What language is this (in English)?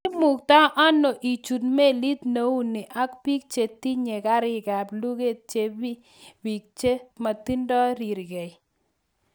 Kalenjin